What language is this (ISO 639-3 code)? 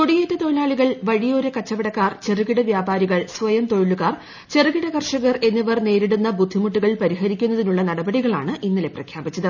mal